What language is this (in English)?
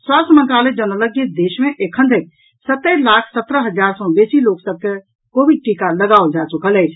Maithili